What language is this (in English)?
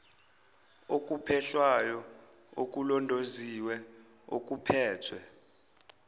Zulu